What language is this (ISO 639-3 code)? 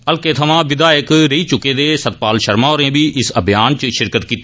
doi